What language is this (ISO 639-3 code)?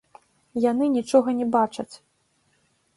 bel